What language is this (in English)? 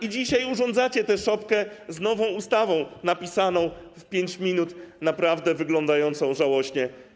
Polish